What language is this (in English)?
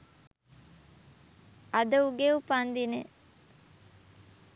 Sinhala